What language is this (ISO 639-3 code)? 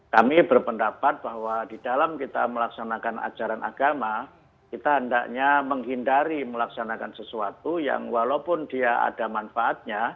ind